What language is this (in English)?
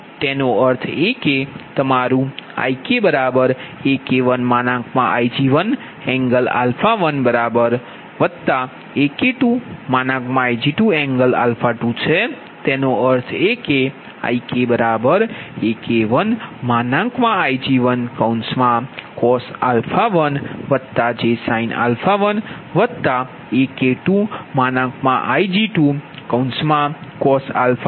Gujarati